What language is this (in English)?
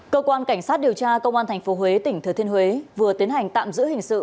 Vietnamese